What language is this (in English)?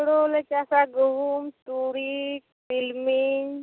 Santali